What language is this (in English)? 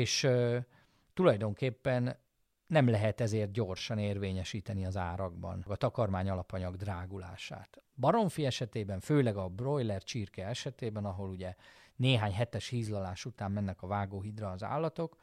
Hungarian